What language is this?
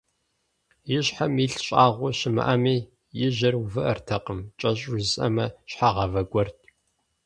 Kabardian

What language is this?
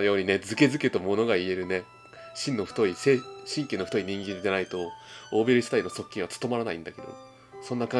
Japanese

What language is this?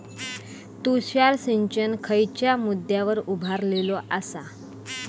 Marathi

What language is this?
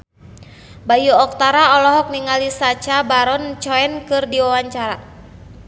Sundanese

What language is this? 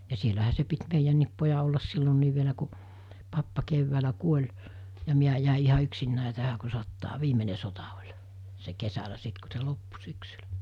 Finnish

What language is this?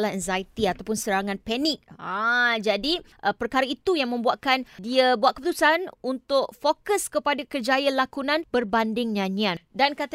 Malay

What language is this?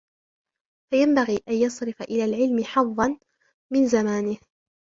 Arabic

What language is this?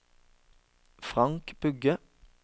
Norwegian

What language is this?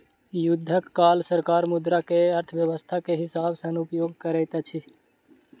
Maithili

